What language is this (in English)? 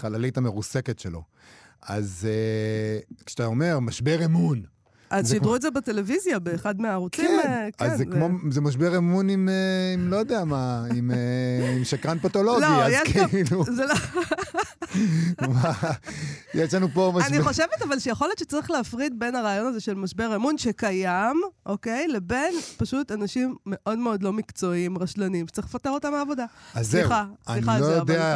Hebrew